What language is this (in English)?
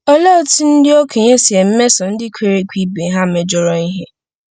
Igbo